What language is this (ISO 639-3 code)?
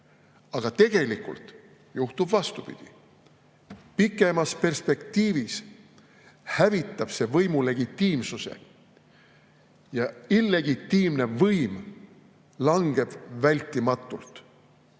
est